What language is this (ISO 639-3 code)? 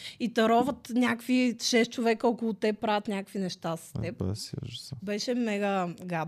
bul